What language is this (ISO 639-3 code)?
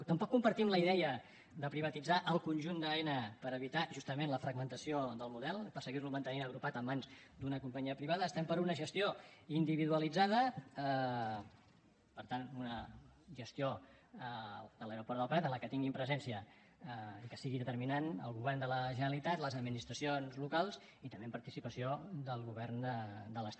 cat